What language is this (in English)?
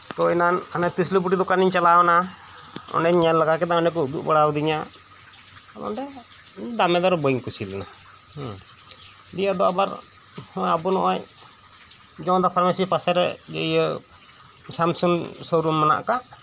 Santali